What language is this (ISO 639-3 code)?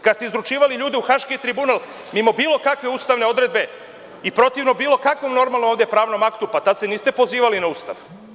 srp